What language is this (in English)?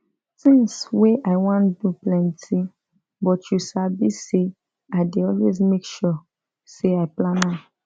Nigerian Pidgin